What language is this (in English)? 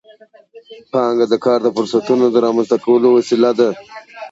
Pashto